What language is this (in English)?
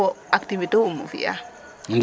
Serer